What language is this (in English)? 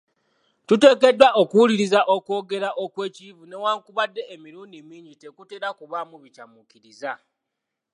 Ganda